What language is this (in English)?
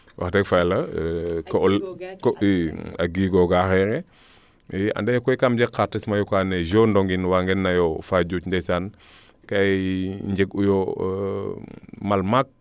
Serer